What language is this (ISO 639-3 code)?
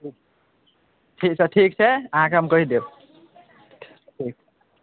mai